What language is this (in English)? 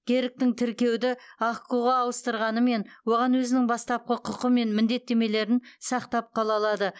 Kazakh